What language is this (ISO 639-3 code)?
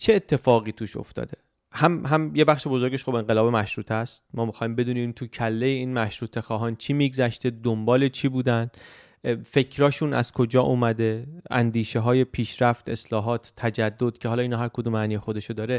fas